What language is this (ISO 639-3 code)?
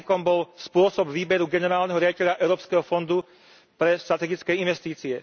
slk